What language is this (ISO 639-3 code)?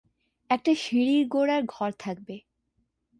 ben